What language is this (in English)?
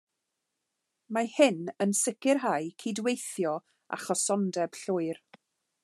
Welsh